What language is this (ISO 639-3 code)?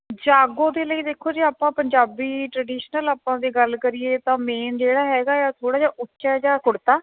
pan